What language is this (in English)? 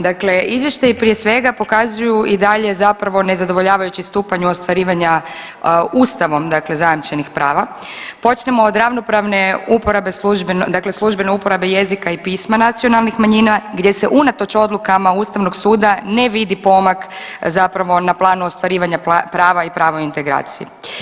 Croatian